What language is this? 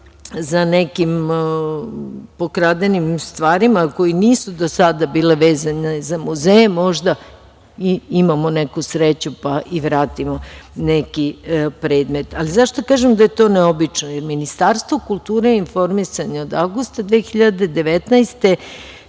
Serbian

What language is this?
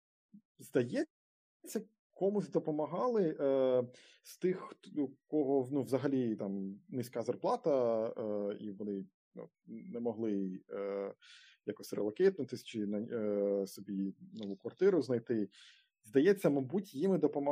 Ukrainian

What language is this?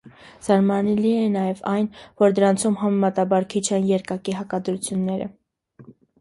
Armenian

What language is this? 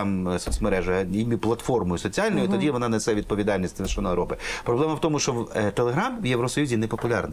Ukrainian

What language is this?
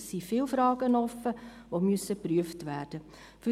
Swiss German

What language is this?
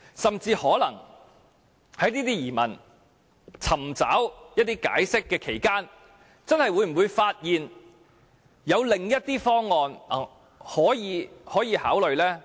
Cantonese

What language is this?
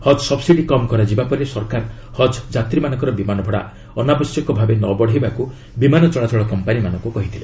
Odia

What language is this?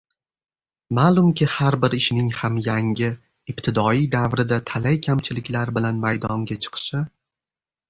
Uzbek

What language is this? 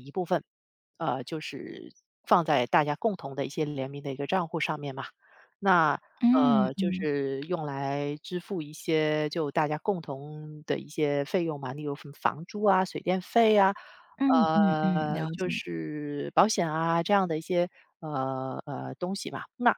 Chinese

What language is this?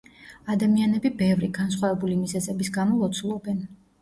Georgian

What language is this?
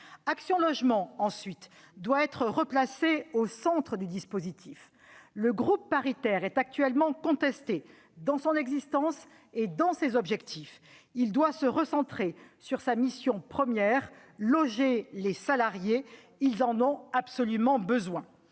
French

